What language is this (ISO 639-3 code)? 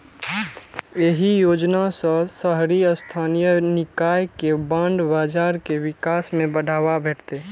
mai